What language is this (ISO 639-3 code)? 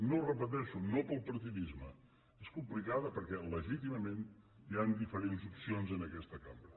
cat